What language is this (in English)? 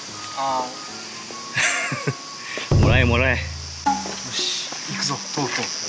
Japanese